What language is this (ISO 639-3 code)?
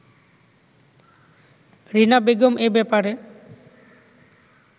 ben